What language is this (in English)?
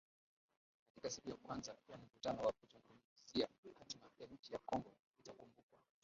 Swahili